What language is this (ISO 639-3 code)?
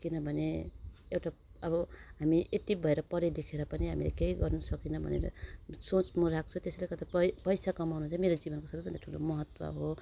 nep